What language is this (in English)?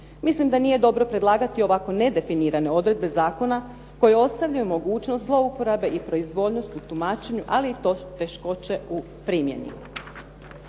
Croatian